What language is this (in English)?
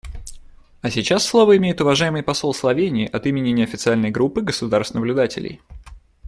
Russian